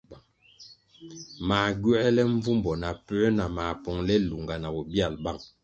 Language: Kwasio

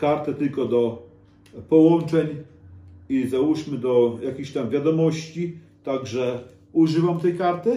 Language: Polish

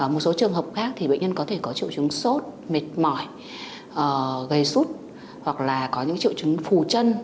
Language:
Vietnamese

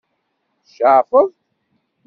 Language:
Kabyle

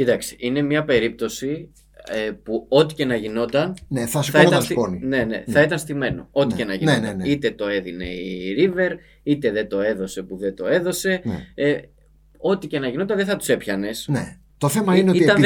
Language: Greek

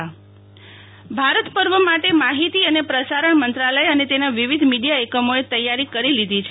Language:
Gujarati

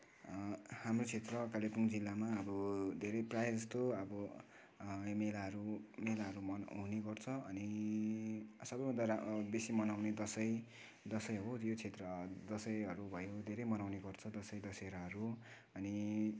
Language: Nepali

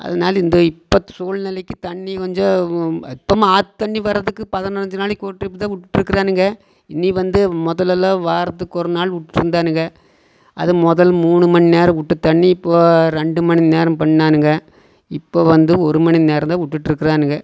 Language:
Tamil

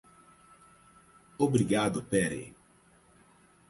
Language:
Portuguese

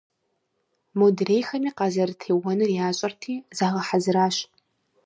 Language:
Kabardian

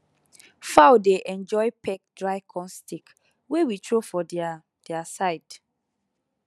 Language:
Nigerian Pidgin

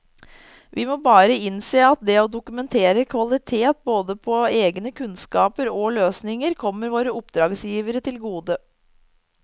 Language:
Norwegian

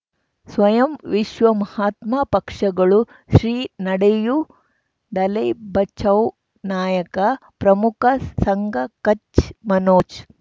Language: Kannada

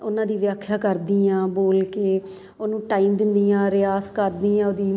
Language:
Punjabi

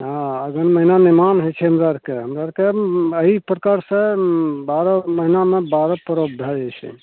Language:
Maithili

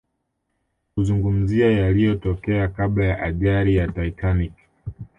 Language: Swahili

